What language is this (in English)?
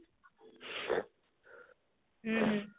Odia